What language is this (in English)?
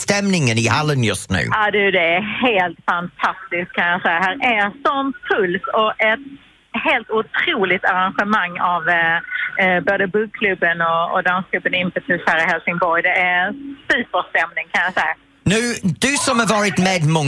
Swedish